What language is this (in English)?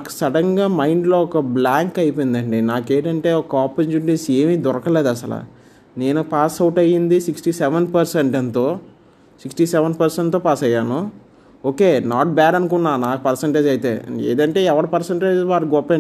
Telugu